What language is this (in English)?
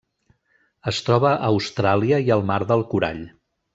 Catalan